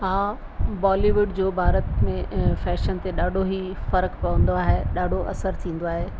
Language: Sindhi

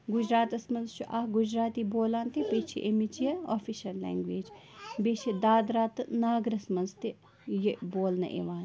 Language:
Kashmiri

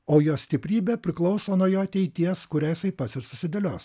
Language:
Lithuanian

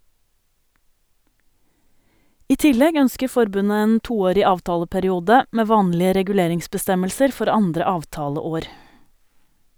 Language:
Norwegian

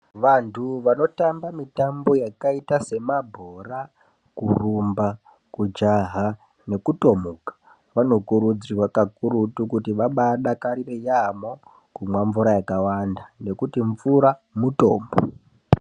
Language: Ndau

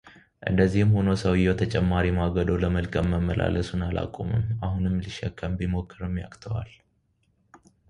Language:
Amharic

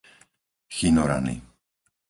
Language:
Slovak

